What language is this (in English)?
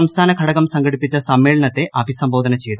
Malayalam